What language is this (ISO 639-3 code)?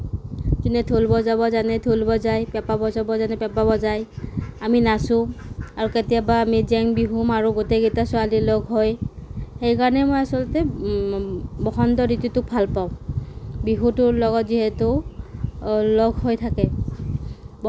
asm